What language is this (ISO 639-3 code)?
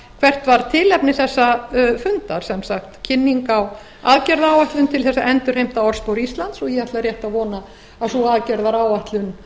isl